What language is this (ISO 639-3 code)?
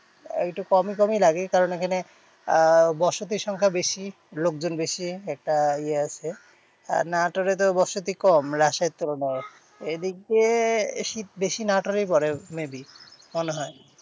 ben